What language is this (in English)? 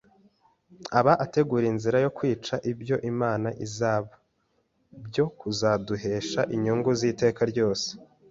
Kinyarwanda